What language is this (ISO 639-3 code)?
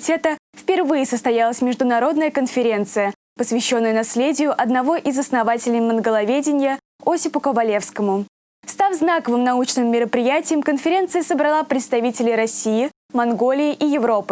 rus